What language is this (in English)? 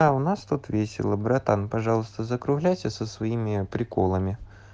Russian